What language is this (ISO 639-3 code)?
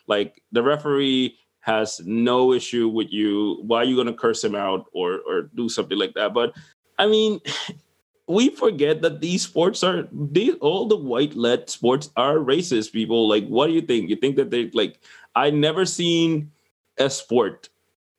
eng